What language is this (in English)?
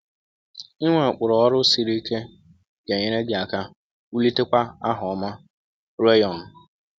Igbo